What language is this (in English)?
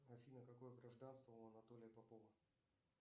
Russian